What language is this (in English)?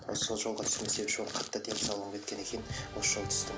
Kazakh